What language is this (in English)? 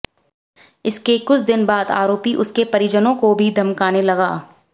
Hindi